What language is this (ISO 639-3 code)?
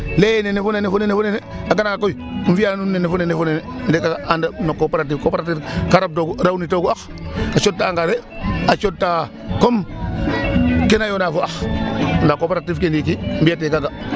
srr